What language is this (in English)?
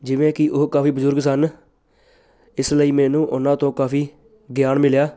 Punjabi